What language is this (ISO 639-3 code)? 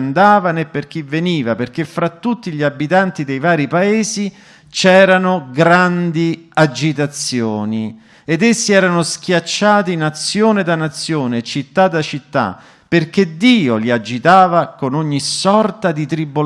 ita